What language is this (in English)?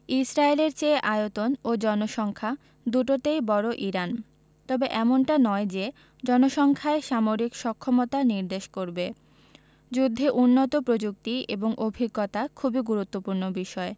Bangla